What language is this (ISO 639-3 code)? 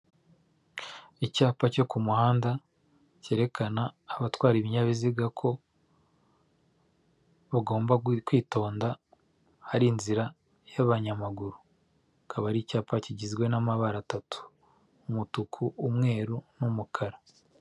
kin